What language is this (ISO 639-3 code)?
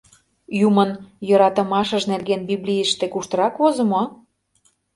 chm